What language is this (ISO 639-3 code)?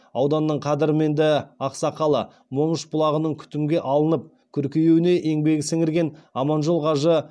kaz